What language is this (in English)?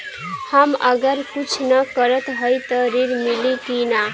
Bhojpuri